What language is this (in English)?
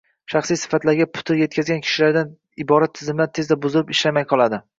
Uzbek